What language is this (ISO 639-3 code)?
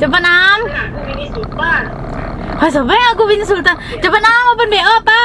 ind